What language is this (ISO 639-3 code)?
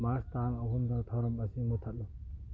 mni